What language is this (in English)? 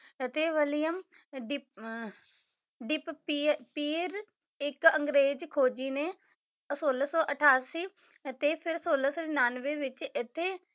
Punjabi